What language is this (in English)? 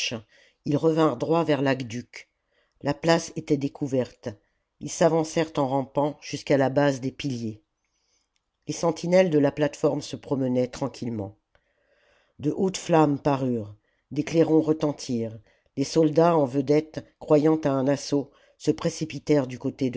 French